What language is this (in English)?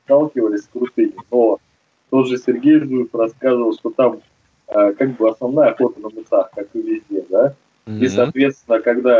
Russian